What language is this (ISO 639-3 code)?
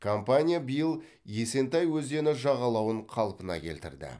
kaz